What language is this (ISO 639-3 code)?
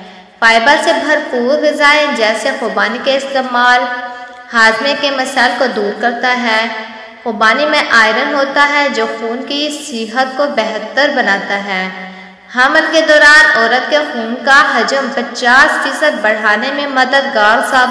hin